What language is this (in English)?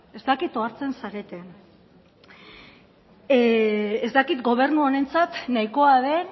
Basque